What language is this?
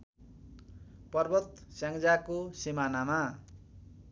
Nepali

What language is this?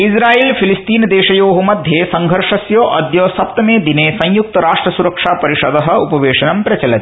Sanskrit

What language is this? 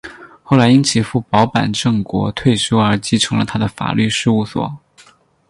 Chinese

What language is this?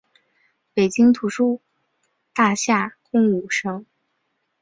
Chinese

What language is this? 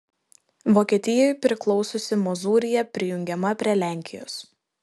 Lithuanian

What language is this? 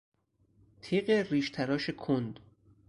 Persian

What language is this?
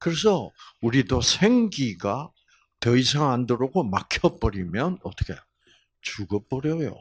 Korean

